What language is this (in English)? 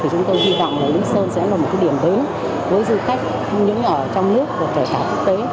Vietnamese